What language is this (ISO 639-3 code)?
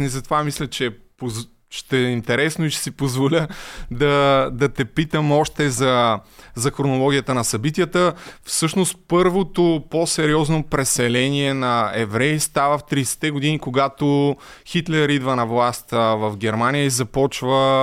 bul